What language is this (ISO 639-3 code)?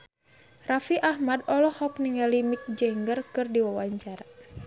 sun